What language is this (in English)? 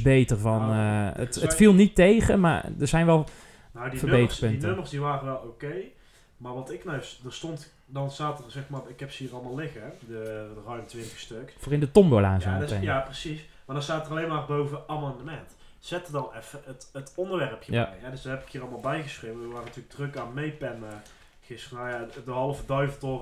Dutch